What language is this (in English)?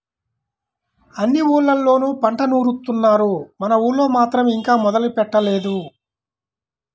Telugu